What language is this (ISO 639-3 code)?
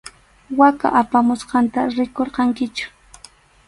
qxu